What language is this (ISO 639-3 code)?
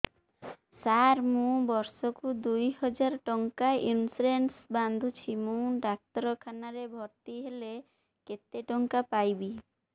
ori